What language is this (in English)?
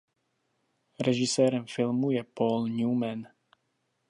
Czech